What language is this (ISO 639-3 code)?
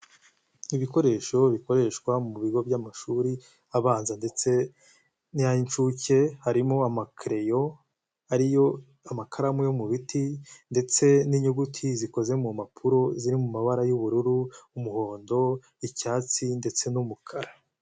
kin